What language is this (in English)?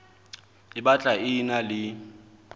Southern Sotho